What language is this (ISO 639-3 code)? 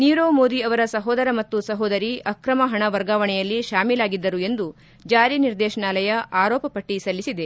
kan